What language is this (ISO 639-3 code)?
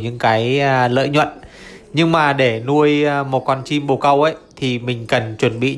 vie